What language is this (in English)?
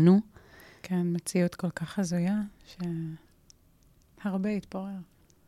Hebrew